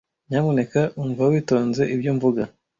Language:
Kinyarwanda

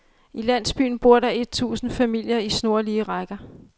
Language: Danish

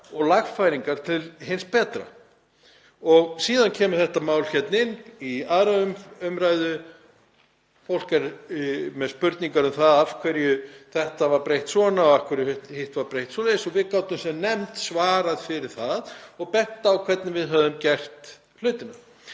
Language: Icelandic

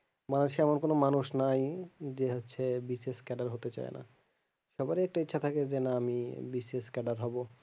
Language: Bangla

